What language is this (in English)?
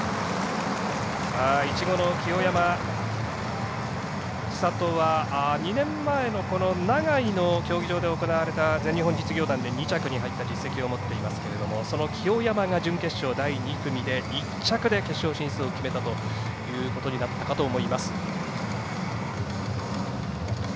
Japanese